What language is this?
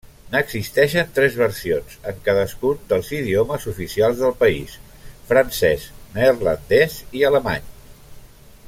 Catalan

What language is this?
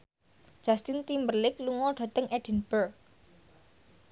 Javanese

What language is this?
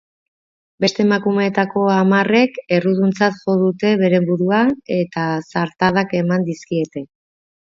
Basque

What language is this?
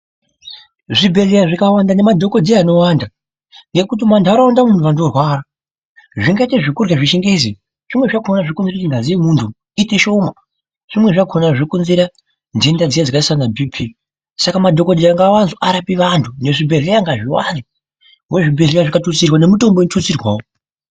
Ndau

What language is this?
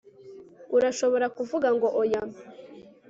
Kinyarwanda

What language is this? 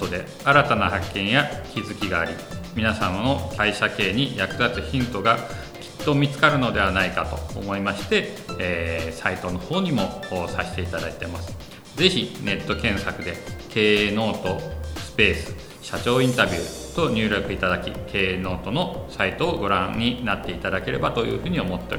Japanese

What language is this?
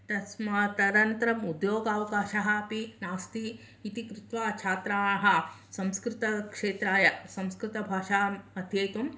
Sanskrit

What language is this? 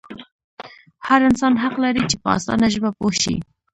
Pashto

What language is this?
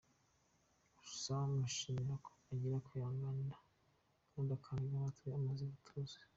Kinyarwanda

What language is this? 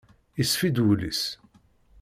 Kabyle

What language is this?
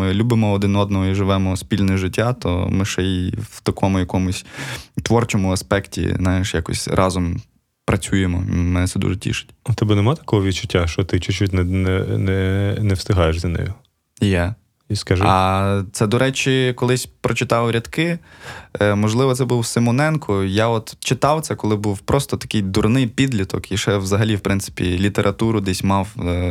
Ukrainian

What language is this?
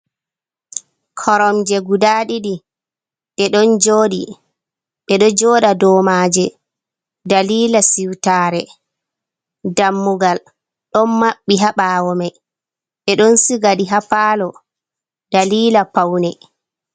Fula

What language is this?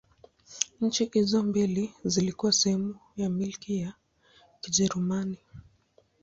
Swahili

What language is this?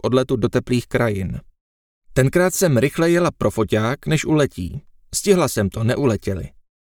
Czech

